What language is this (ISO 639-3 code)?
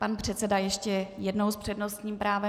ces